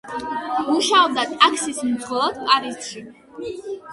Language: Georgian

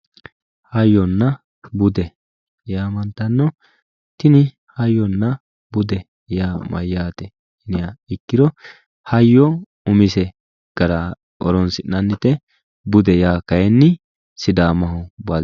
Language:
Sidamo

